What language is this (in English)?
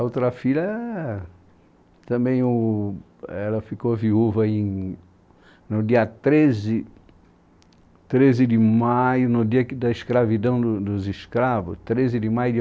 Portuguese